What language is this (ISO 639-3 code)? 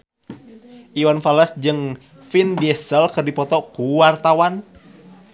sun